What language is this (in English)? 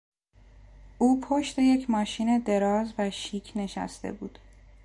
Persian